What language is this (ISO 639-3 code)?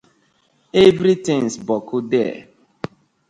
pcm